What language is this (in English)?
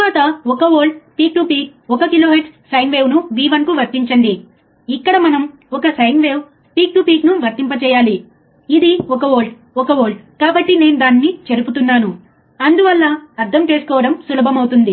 Telugu